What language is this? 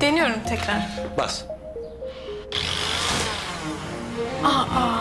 Turkish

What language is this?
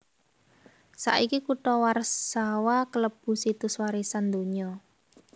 Javanese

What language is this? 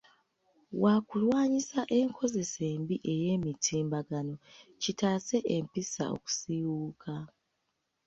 Ganda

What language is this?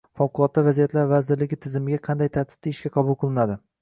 Uzbek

